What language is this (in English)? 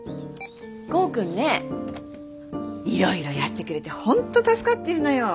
Japanese